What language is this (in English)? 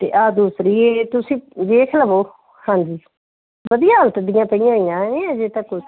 Punjabi